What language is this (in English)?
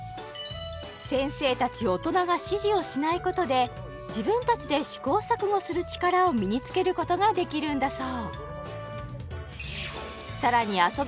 Japanese